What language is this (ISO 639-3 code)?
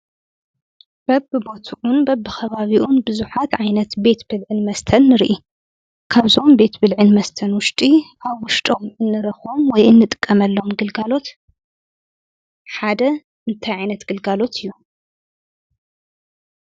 tir